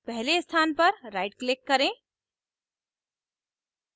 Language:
Hindi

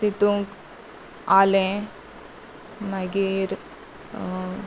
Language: Konkani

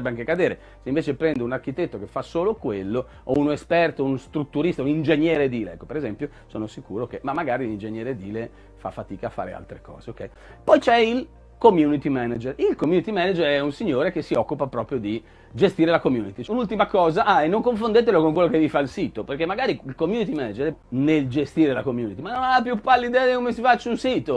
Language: Italian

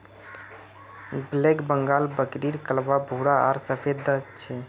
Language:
Magahi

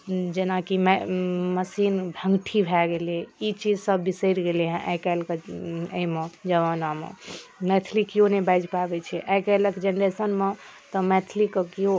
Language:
Maithili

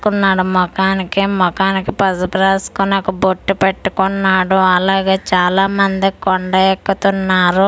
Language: Telugu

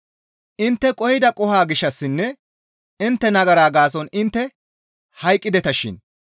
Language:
Gamo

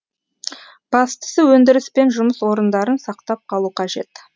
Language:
Kazakh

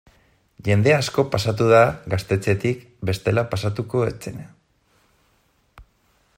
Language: Basque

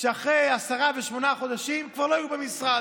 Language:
Hebrew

